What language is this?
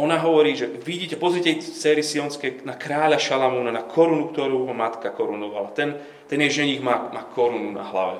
Slovak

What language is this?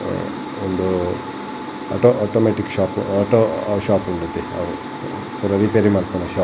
Tulu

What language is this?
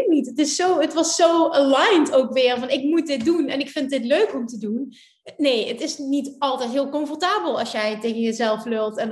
Dutch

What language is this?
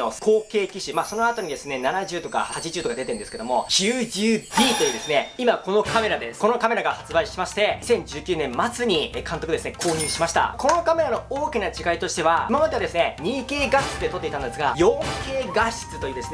Japanese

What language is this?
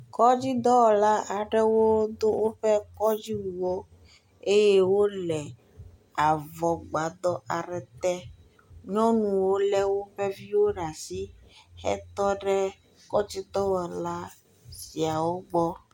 Ewe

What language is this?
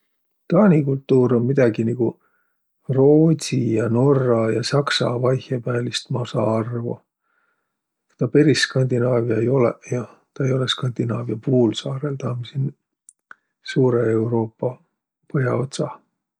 Võro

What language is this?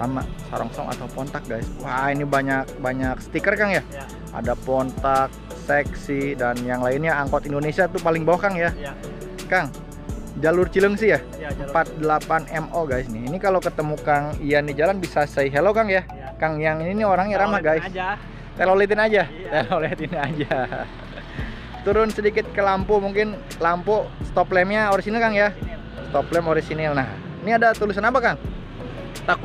Indonesian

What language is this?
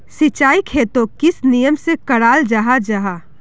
Magahi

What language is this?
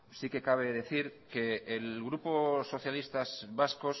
Spanish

